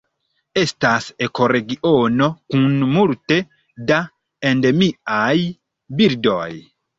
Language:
Esperanto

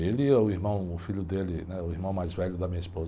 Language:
Portuguese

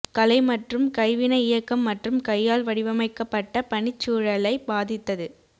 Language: Tamil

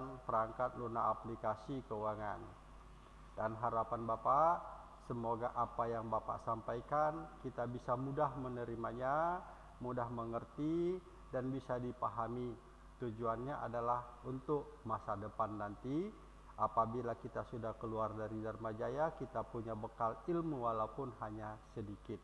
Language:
Indonesian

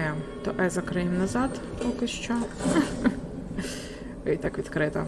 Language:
Ukrainian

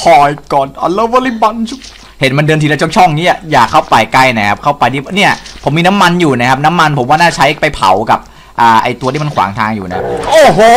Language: Thai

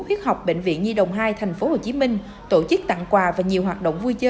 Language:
Vietnamese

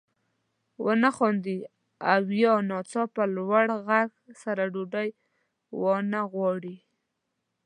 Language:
Pashto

